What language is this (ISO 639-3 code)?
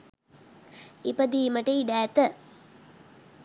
sin